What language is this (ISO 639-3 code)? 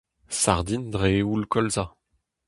bre